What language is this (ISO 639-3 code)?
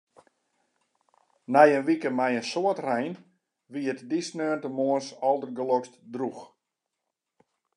fry